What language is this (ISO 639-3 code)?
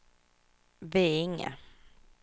swe